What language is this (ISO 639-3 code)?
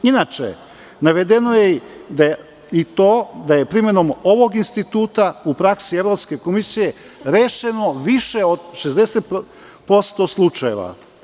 srp